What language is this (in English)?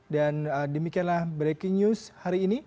Indonesian